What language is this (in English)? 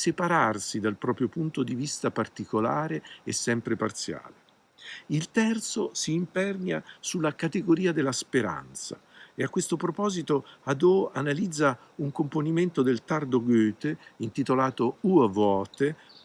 Italian